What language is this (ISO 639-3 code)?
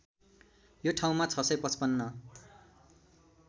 nep